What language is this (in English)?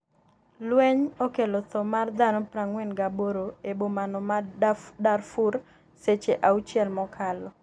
Luo (Kenya and Tanzania)